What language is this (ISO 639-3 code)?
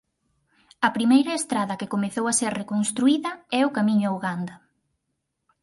glg